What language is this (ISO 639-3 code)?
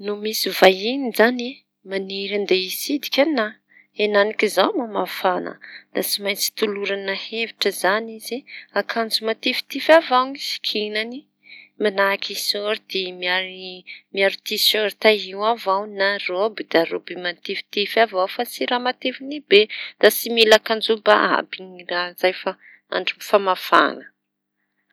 txy